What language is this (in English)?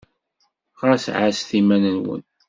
Kabyle